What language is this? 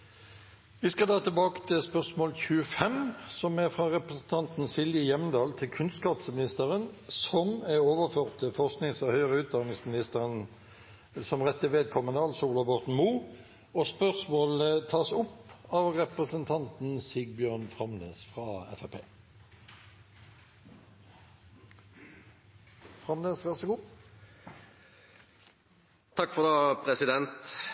Norwegian Nynorsk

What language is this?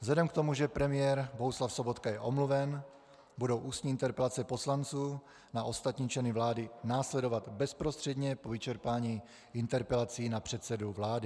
Czech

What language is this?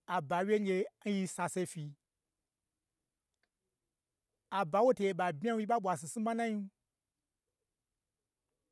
Gbagyi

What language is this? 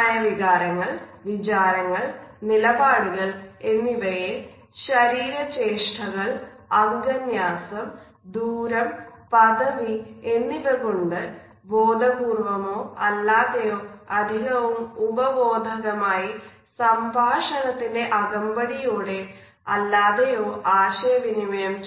Malayalam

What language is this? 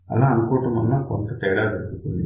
Telugu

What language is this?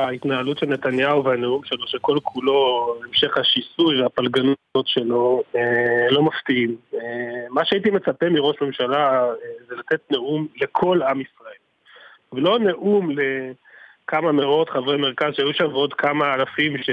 Hebrew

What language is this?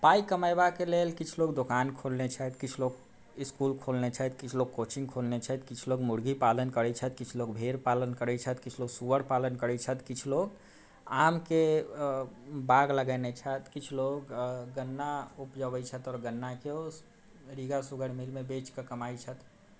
Maithili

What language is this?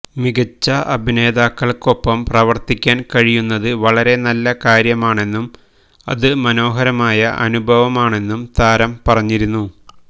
Malayalam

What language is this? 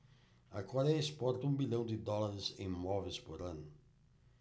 Portuguese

